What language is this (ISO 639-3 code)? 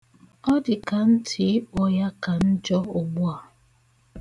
ibo